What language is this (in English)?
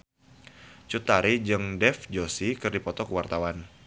Sundanese